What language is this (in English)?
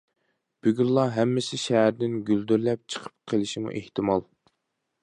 Uyghur